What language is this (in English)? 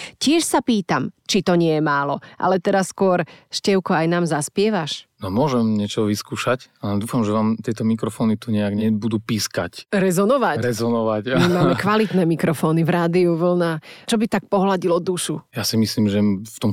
Slovak